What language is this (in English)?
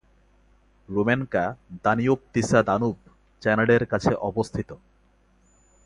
Bangla